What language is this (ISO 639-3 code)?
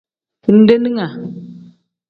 kdh